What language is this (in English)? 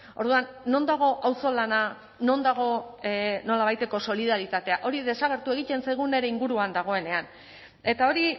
Basque